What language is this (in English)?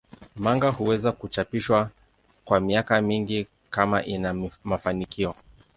Swahili